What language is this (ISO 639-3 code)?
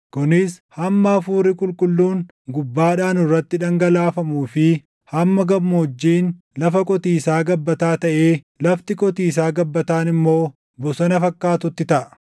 orm